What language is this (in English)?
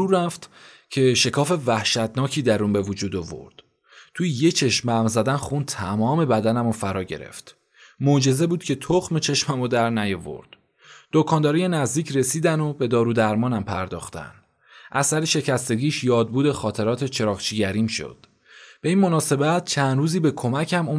Persian